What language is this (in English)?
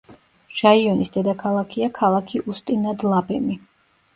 Georgian